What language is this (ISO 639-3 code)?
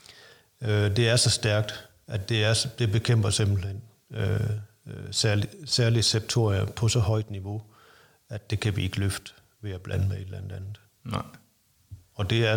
dan